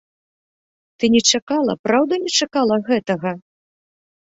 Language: Belarusian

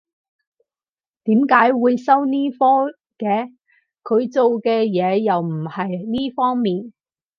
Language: Cantonese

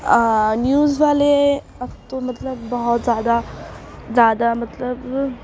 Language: Urdu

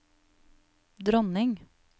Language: Norwegian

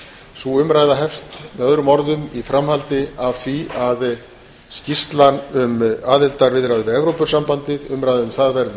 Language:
Icelandic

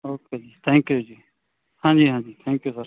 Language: Punjabi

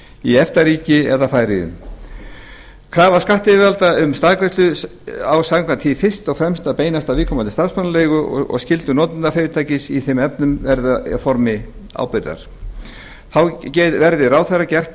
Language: Icelandic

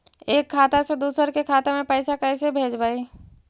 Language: Magahi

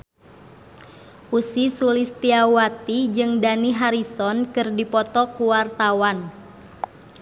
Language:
Sundanese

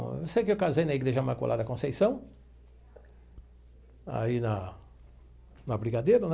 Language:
Portuguese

